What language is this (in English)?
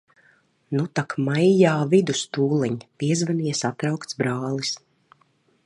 Latvian